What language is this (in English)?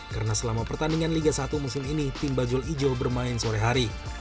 Indonesian